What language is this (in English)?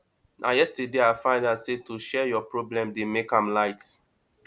Nigerian Pidgin